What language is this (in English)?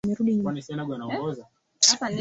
Swahili